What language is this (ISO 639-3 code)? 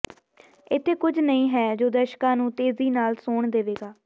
pan